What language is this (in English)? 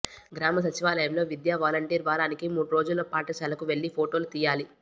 Telugu